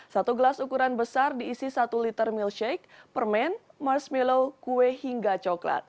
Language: Indonesian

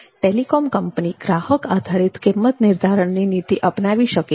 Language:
Gujarati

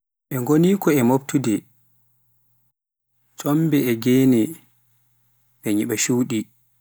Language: Pular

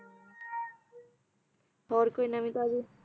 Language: Punjabi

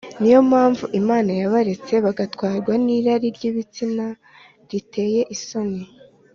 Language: Kinyarwanda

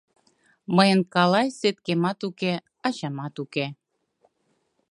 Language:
Mari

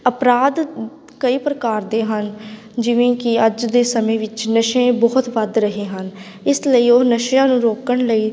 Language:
Punjabi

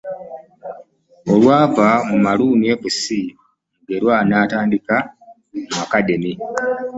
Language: Ganda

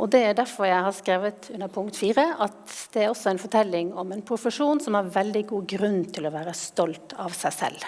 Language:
Norwegian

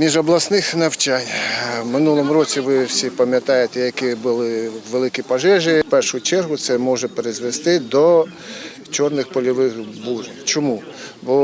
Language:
Ukrainian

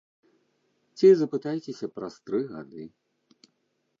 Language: Belarusian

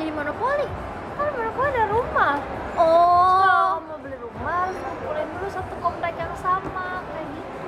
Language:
Indonesian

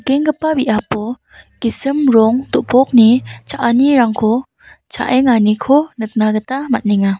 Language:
Garo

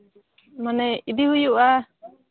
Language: Santali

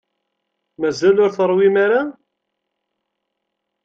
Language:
Kabyle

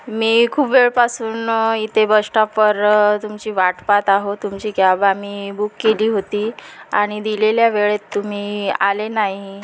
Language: Marathi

